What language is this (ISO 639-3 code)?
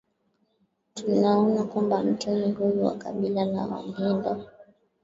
swa